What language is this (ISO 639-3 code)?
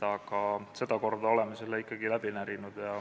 est